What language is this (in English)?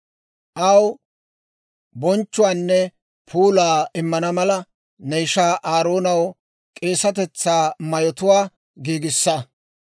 Dawro